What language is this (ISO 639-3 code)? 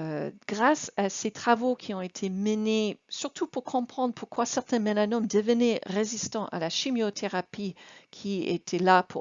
fra